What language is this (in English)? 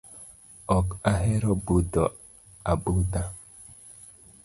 Luo (Kenya and Tanzania)